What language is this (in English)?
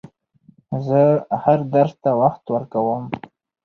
Pashto